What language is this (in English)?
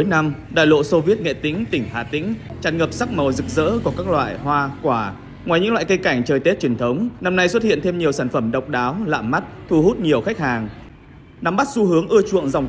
Vietnamese